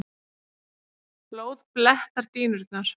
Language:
Icelandic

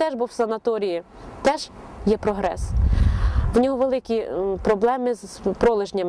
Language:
Ukrainian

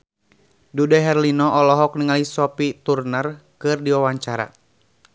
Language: Sundanese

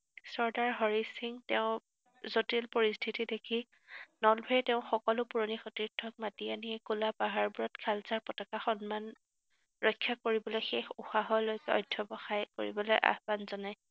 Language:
Assamese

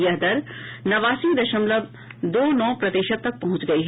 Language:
Hindi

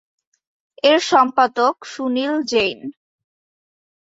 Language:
Bangla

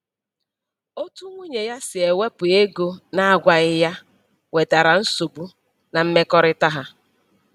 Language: Igbo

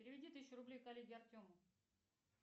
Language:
Russian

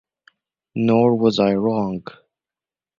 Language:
English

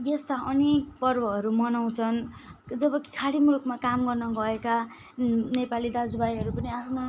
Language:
Nepali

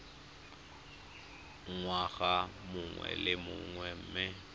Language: Tswana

